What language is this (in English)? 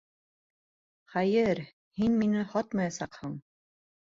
Bashkir